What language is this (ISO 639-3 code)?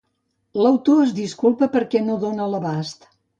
cat